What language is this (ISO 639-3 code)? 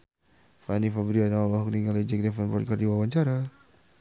sun